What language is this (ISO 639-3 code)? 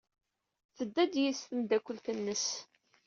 kab